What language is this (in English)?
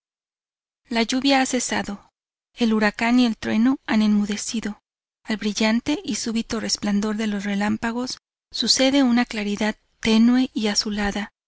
Spanish